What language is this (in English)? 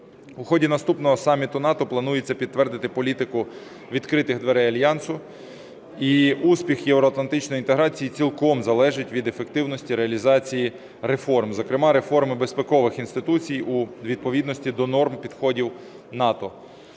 Ukrainian